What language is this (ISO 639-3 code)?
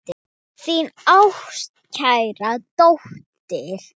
isl